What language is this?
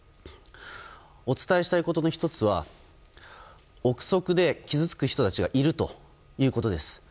Japanese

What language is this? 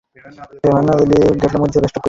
Bangla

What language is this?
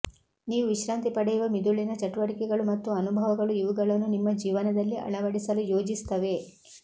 Kannada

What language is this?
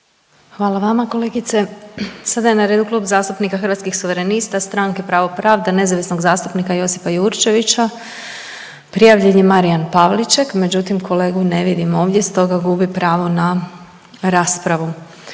Croatian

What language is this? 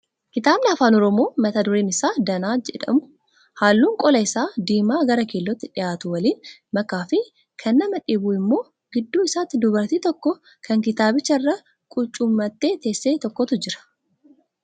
Oromo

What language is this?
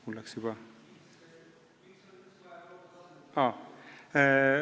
Estonian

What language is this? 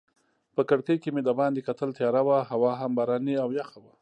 Pashto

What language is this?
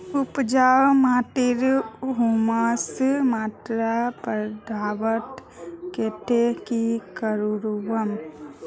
Magahi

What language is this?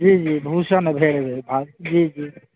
Maithili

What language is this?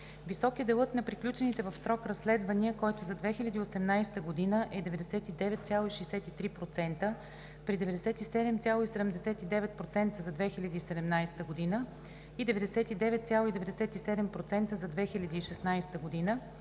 Bulgarian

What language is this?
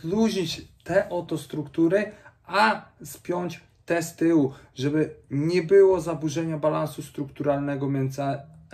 Polish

